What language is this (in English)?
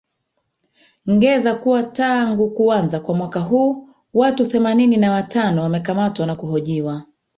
Swahili